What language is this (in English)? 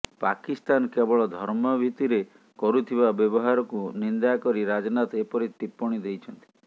Odia